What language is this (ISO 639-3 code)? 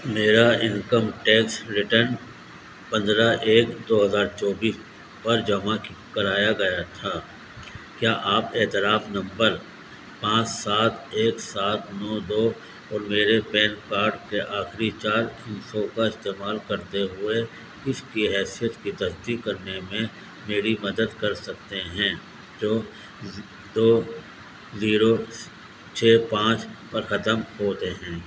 urd